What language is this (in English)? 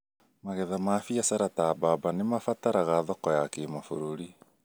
Kikuyu